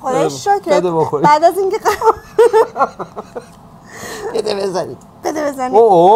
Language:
Persian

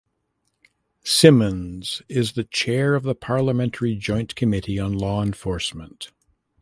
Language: English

